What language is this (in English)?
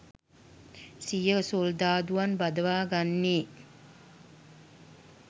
Sinhala